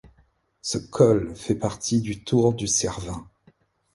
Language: French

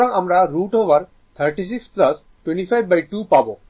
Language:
Bangla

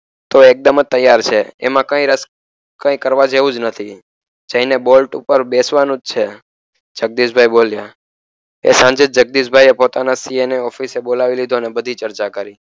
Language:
Gujarati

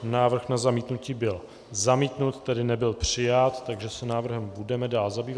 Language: Czech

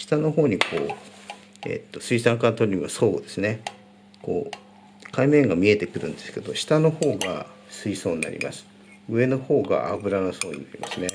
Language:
Japanese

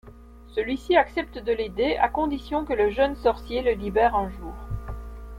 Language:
French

